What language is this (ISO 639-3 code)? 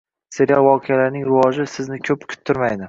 uzb